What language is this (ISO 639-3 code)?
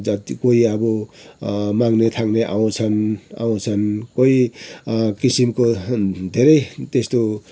nep